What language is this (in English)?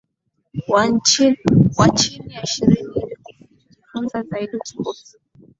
Swahili